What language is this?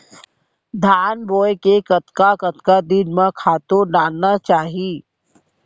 Chhattisgarhi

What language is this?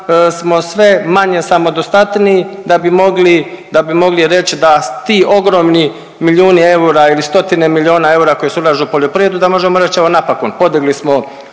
Croatian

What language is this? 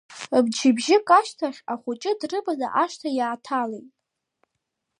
Abkhazian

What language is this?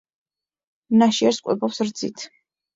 Georgian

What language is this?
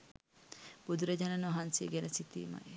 Sinhala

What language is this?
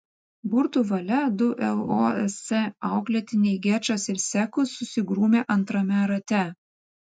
Lithuanian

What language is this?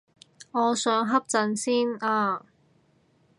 Cantonese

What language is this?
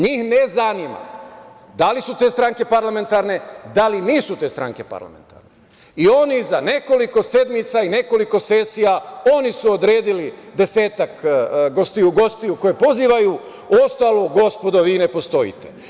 Serbian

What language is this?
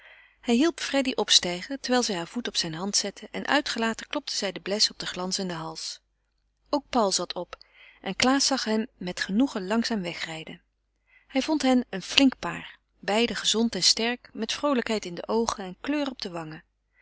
Dutch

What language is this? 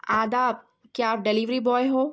Urdu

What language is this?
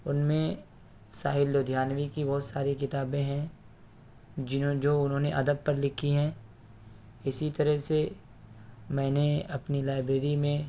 Urdu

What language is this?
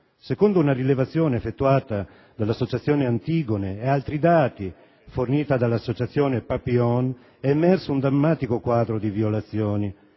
Italian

